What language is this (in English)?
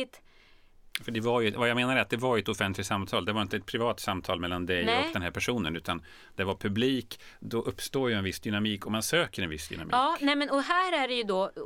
Swedish